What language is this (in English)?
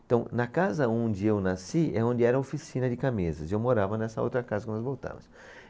Portuguese